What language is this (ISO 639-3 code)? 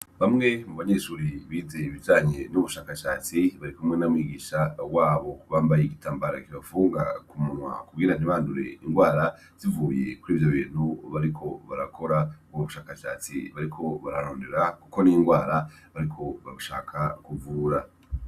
run